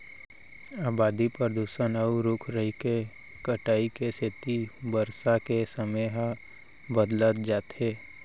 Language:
Chhattisgarhi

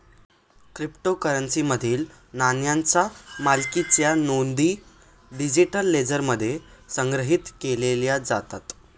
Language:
Marathi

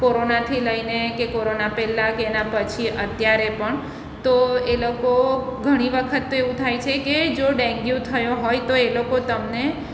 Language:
Gujarati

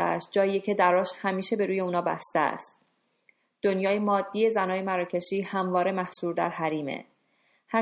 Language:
Persian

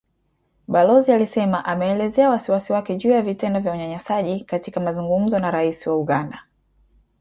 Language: Swahili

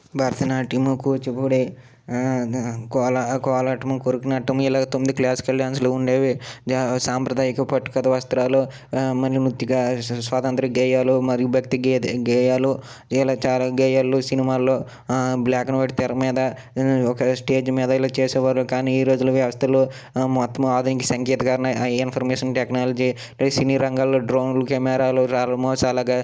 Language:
Telugu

